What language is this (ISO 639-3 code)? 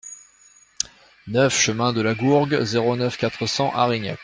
fra